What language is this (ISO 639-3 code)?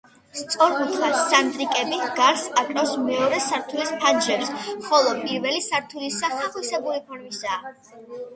kat